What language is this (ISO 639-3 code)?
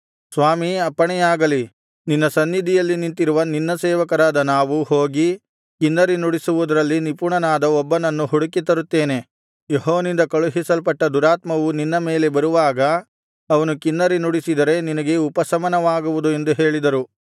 kan